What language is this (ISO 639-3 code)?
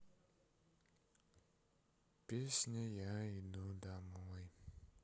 rus